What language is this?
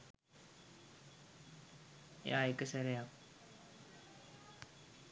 Sinhala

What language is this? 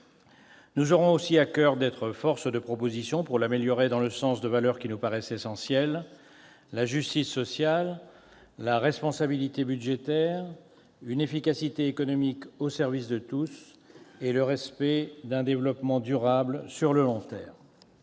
French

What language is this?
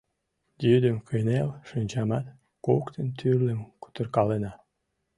Mari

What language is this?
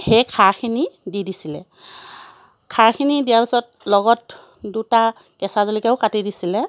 Assamese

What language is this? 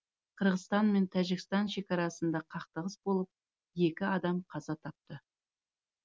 Kazakh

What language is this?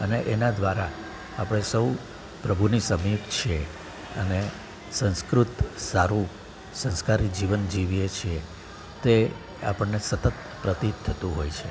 Gujarati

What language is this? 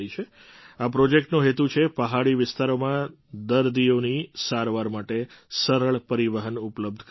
Gujarati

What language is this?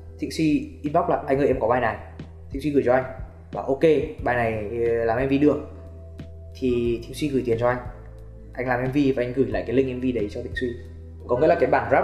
Vietnamese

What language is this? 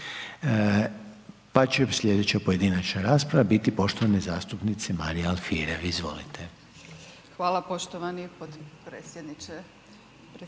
Croatian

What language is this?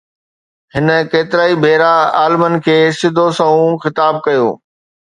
Sindhi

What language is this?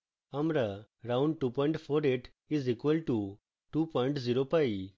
Bangla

